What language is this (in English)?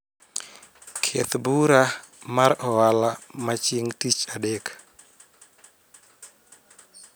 Luo (Kenya and Tanzania)